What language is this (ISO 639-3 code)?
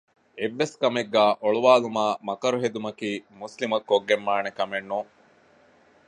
div